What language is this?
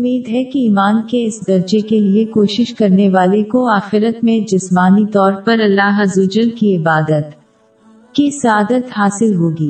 Urdu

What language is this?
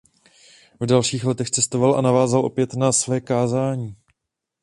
Czech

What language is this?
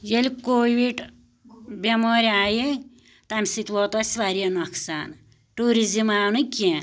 Kashmiri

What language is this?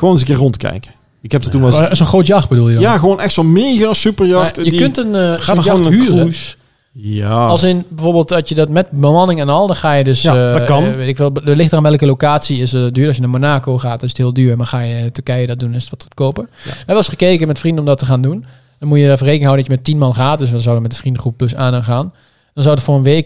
Dutch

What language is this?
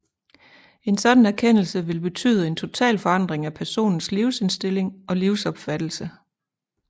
Danish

